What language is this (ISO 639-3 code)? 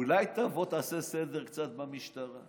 heb